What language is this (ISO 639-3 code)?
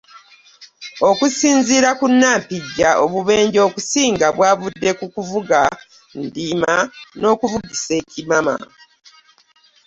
lug